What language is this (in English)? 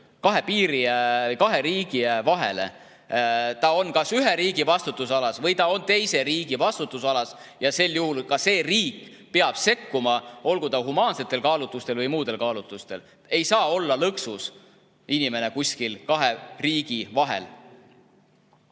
Estonian